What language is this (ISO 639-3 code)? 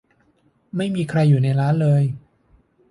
tha